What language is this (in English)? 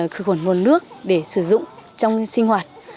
Vietnamese